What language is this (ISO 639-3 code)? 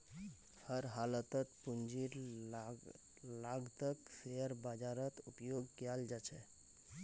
mag